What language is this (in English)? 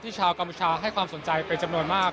Thai